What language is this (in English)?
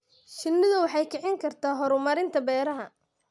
Somali